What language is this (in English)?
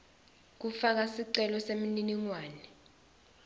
Swati